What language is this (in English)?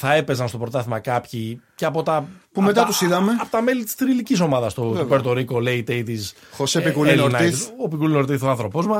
Greek